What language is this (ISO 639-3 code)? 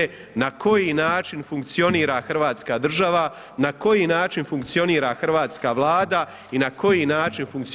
hrv